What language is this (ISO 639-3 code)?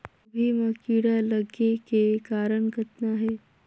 hne